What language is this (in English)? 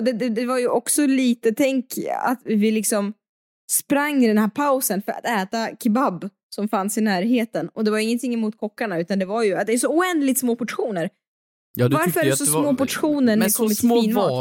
Swedish